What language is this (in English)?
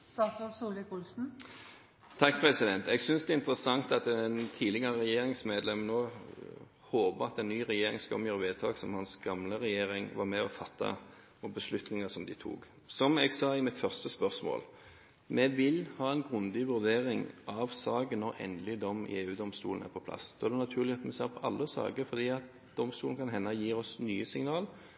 Norwegian Bokmål